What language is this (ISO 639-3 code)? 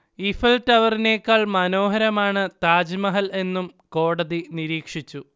mal